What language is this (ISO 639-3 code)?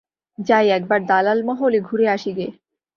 ben